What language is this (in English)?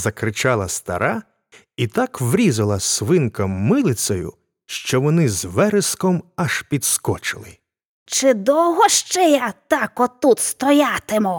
Ukrainian